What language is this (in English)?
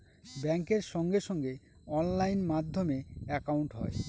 Bangla